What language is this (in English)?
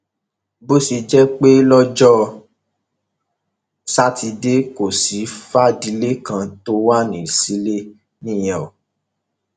Yoruba